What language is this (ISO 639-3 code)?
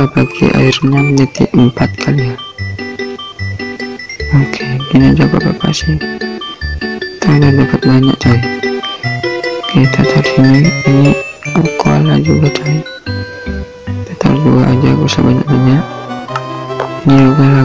kor